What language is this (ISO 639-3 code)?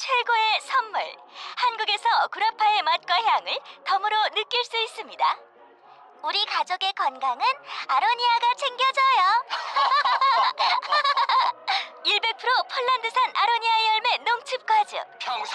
kor